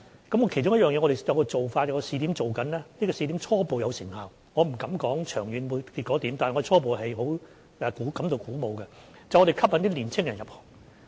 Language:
Cantonese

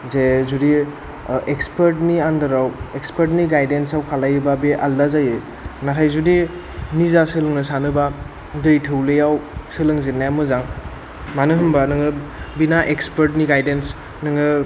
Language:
Bodo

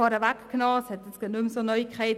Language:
Swiss German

